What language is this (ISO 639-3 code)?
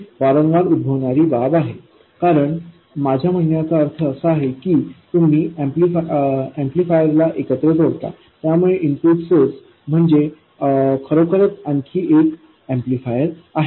mar